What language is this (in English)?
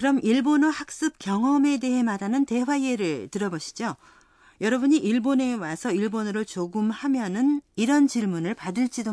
Korean